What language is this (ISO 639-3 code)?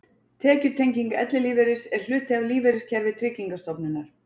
isl